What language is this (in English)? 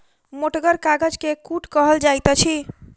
Maithili